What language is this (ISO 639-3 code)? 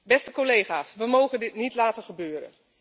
nld